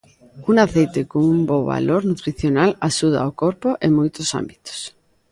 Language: Galician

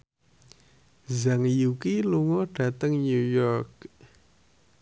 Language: Javanese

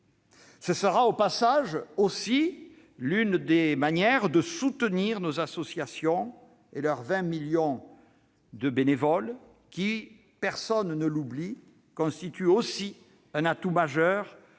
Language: French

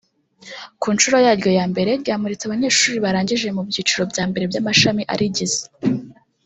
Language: Kinyarwanda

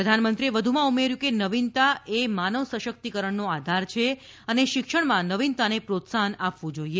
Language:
Gujarati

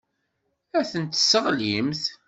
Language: Kabyle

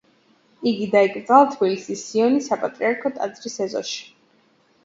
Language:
Georgian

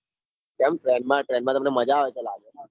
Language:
Gujarati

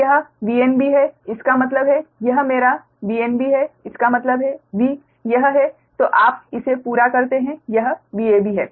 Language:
Hindi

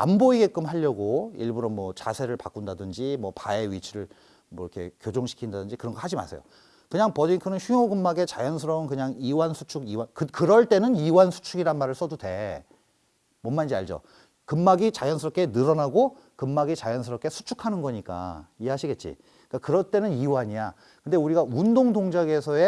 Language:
Korean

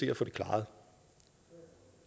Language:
Danish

